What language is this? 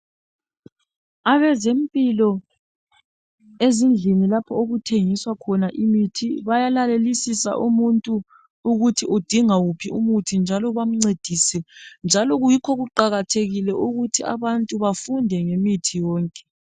North Ndebele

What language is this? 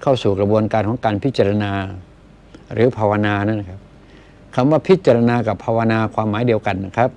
Thai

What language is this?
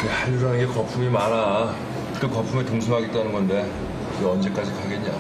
Korean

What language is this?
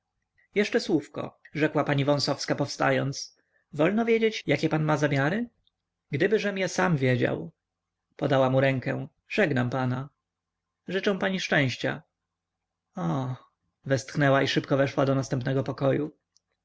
Polish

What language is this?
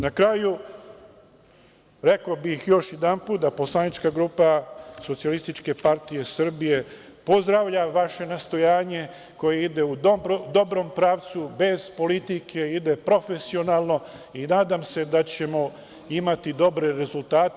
Serbian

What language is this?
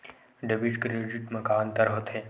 Chhattisgarhi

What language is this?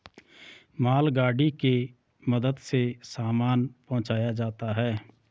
Hindi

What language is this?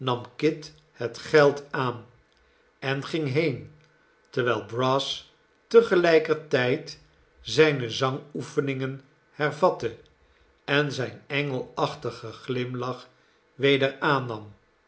Dutch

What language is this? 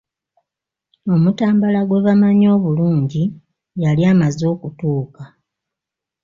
Ganda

